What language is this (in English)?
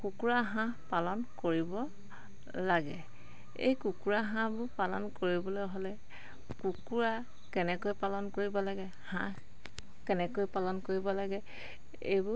Assamese